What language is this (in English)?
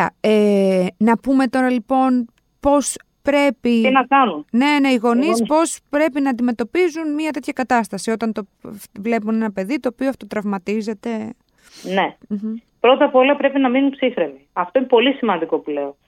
Greek